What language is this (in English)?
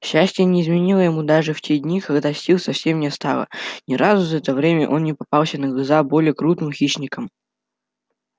Russian